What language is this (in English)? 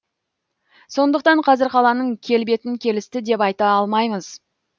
Kazakh